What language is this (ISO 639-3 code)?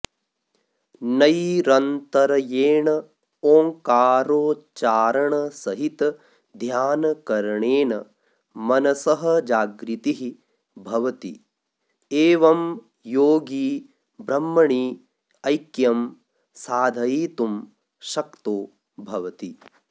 san